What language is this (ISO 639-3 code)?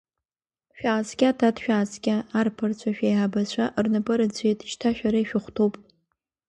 abk